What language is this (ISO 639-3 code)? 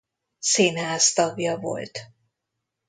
hun